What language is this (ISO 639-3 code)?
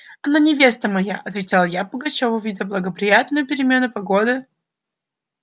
rus